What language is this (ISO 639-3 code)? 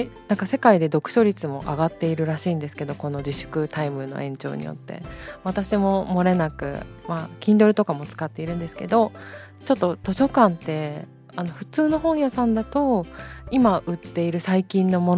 jpn